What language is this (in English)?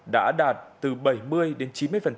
Vietnamese